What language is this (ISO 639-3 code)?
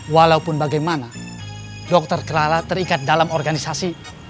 ind